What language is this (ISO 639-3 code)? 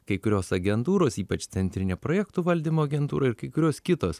lit